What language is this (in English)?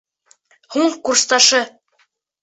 Bashkir